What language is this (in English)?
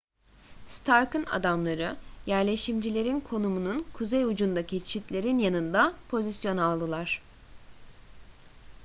Turkish